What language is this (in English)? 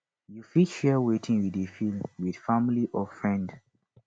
Nigerian Pidgin